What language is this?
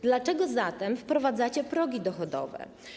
Polish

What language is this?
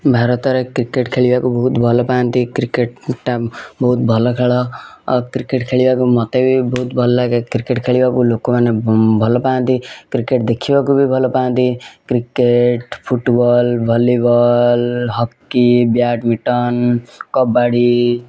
Odia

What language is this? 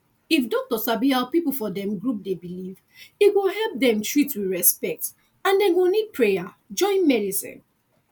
Nigerian Pidgin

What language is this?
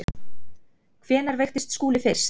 Icelandic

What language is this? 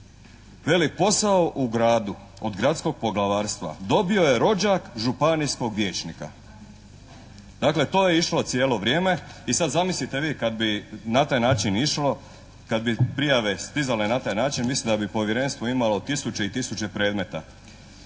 Croatian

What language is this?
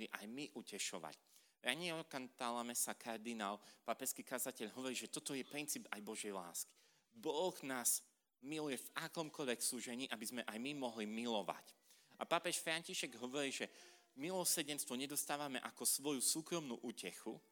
Slovak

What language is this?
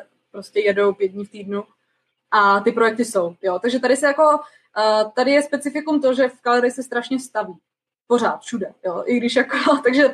Czech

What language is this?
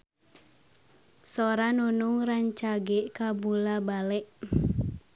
Sundanese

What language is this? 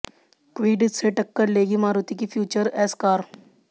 Hindi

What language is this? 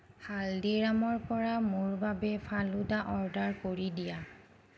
Assamese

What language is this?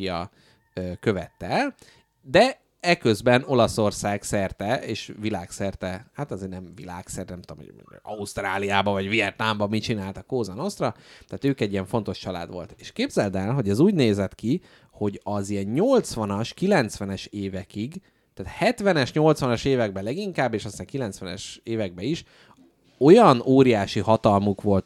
Hungarian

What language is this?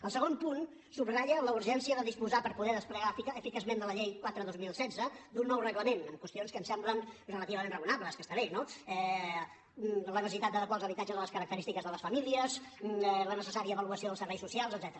Catalan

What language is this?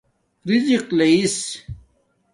Domaaki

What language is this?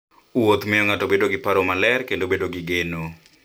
Luo (Kenya and Tanzania)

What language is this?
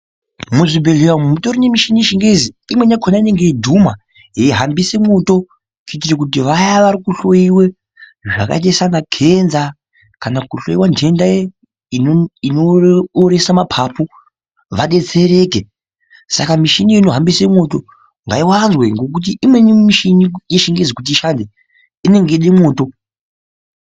Ndau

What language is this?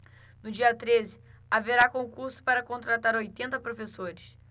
Portuguese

